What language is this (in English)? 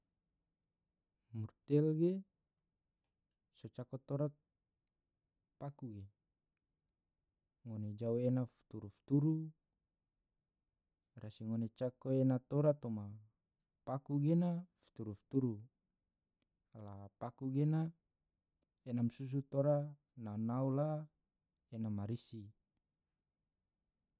Tidore